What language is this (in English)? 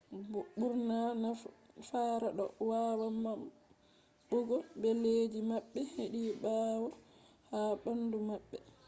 Fula